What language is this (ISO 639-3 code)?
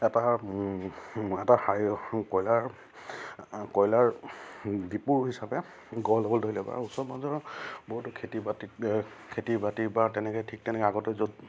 asm